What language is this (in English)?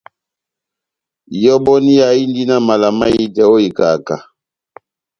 Batanga